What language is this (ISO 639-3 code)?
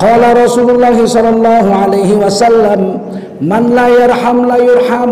ind